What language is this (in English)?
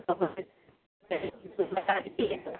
Marathi